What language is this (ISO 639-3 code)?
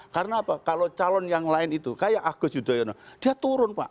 ind